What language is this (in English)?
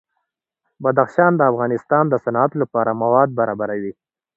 Pashto